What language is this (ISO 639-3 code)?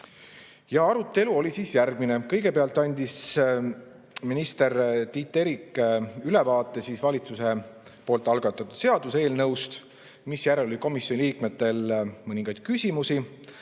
est